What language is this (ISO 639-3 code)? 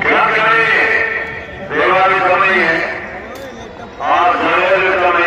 ara